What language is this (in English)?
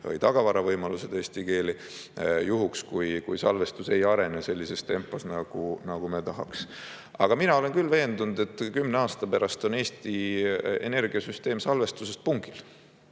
Estonian